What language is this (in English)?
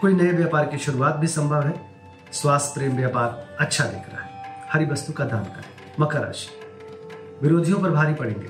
Hindi